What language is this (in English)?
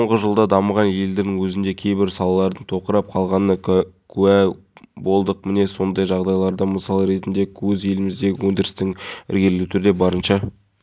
Kazakh